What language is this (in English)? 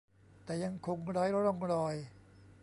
Thai